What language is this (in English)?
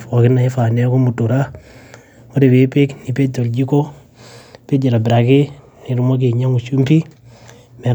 Masai